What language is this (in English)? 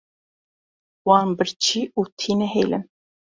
Kurdish